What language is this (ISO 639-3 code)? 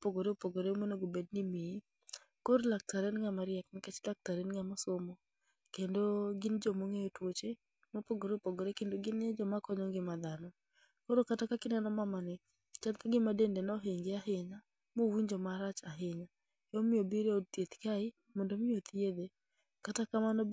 luo